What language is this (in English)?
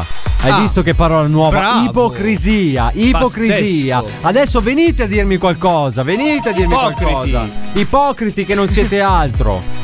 Italian